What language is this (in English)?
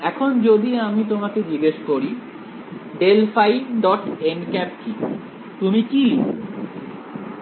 Bangla